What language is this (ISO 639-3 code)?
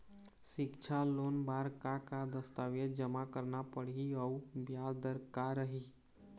hne